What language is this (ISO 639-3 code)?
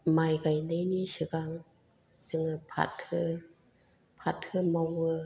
brx